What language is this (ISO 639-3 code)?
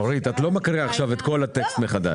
heb